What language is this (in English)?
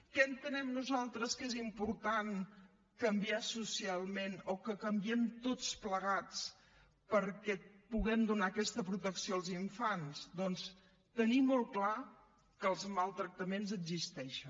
Catalan